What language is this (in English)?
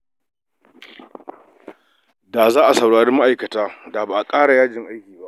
Hausa